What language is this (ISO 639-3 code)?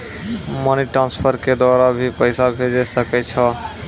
mai